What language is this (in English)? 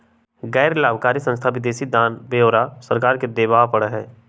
Magahi